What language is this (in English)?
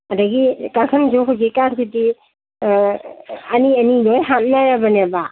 Manipuri